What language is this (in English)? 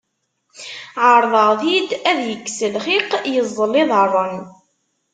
Kabyle